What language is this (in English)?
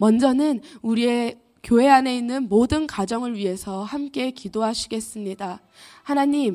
Korean